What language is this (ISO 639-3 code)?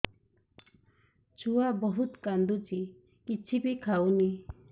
ori